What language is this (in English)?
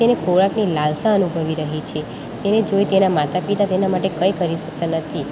Gujarati